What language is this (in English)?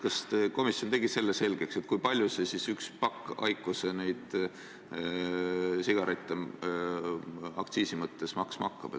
Estonian